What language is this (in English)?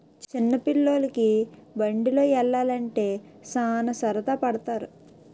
Telugu